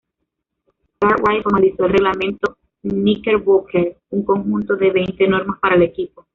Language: Spanish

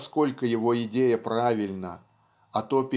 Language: Russian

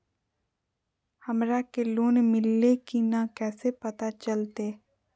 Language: Magahi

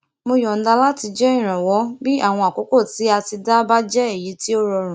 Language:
Yoruba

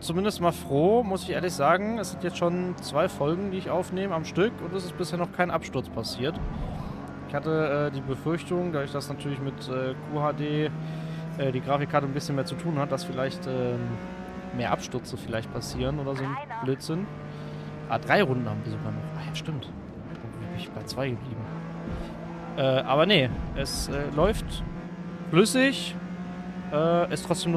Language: German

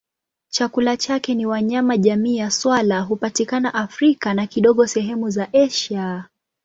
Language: Swahili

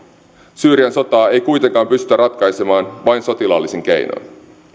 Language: Finnish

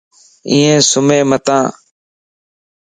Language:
Lasi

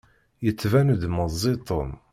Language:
Kabyle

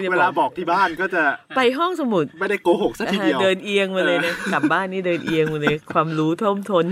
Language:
Thai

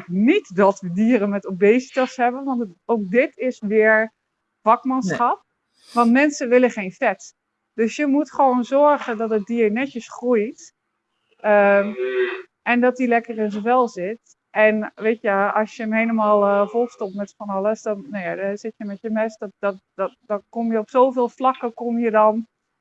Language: Dutch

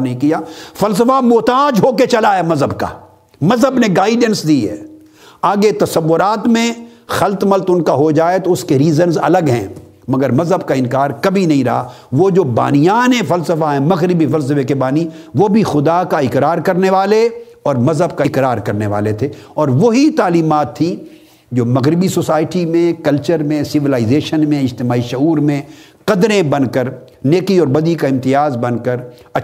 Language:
Urdu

